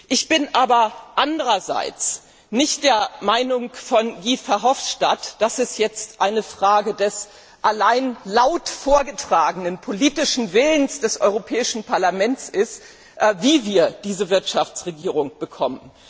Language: German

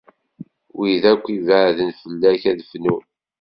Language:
Kabyle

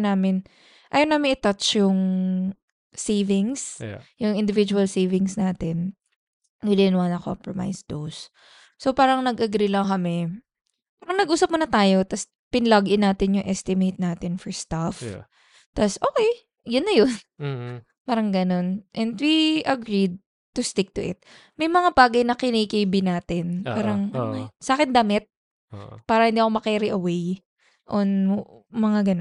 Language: Filipino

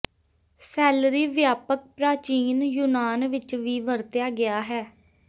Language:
Punjabi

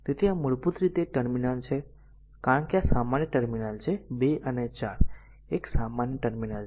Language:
Gujarati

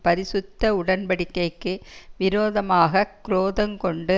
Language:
Tamil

